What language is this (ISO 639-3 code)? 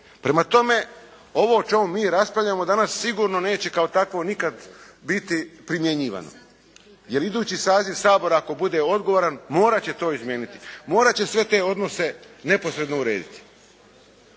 hrv